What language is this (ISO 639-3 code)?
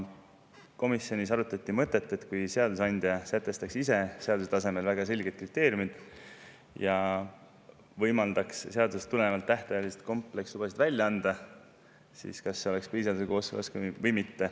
est